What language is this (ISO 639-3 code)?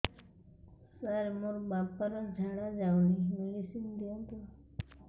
ori